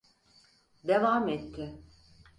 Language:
Turkish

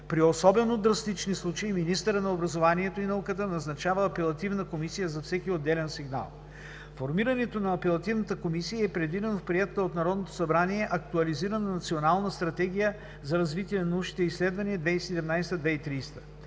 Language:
Bulgarian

